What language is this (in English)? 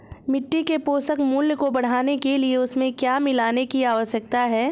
Hindi